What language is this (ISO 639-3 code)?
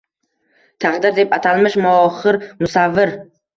uzb